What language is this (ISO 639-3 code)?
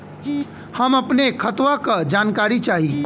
bho